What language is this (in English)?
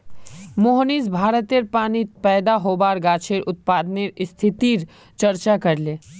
Magahi